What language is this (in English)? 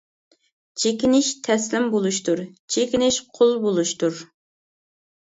Uyghur